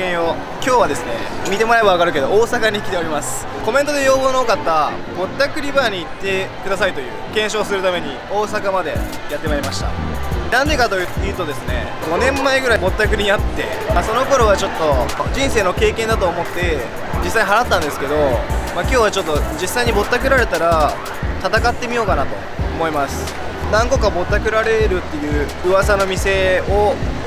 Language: Japanese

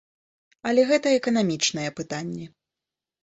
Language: Belarusian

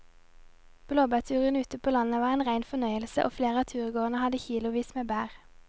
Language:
Norwegian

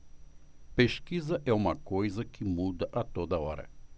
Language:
Portuguese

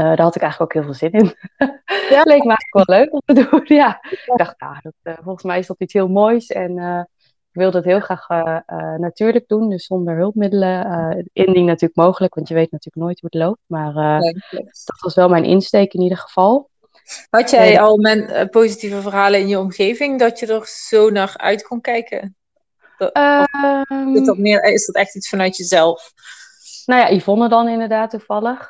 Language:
Dutch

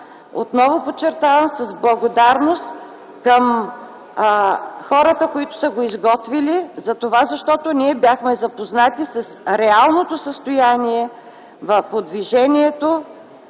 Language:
Bulgarian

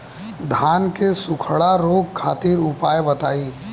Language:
Bhojpuri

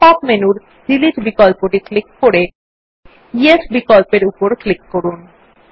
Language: Bangla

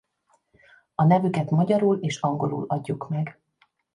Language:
Hungarian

